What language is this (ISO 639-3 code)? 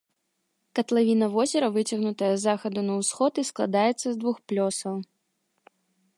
bel